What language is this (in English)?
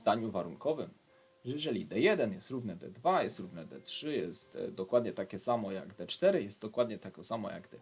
Polish